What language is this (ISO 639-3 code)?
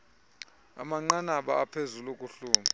xho